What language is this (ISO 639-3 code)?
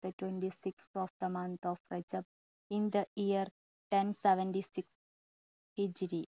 mal